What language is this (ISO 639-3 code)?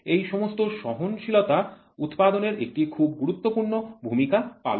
ben